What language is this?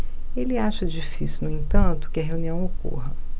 Portuguese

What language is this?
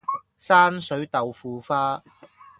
Cantonese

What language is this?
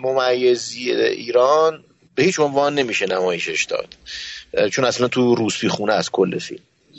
Persian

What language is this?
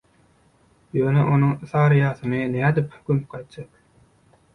Turkmen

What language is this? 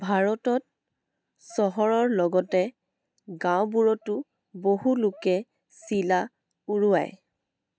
Assamese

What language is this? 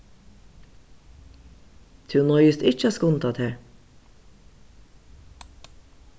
Faroese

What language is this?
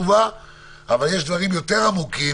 Hebrew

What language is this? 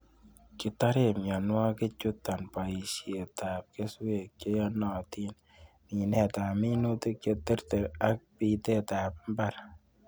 Kalenjin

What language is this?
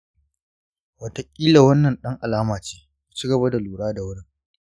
Hausa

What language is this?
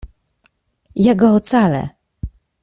Polish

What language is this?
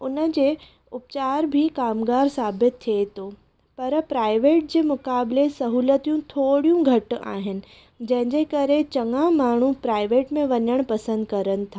Sindhi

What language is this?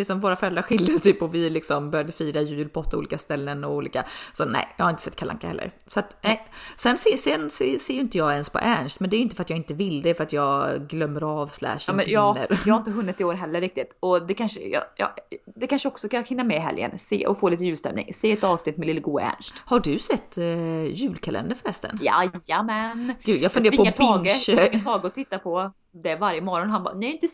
Swedish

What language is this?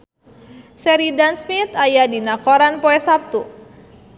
Sundanese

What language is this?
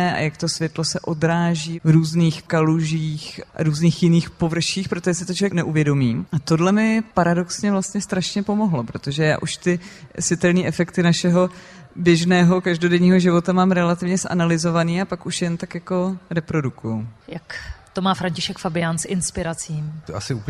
Czech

